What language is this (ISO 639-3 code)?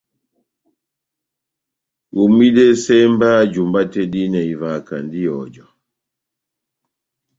bnm